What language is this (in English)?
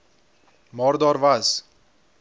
Afrikaans